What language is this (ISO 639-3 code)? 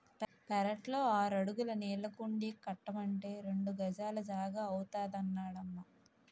tel